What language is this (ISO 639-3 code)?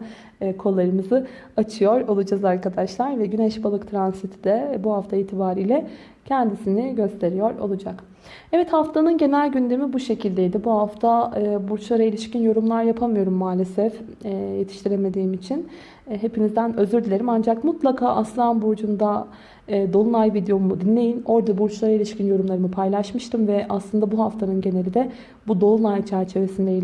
tur